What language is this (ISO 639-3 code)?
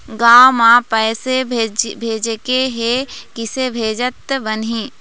hne